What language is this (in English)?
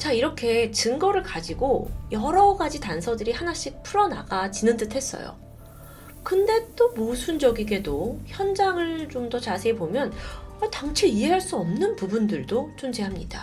Korean